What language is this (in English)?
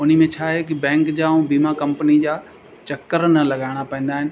Sindhi